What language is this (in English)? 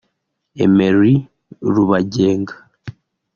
Kinyarwanda